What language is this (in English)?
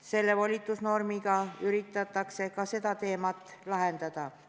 Estonian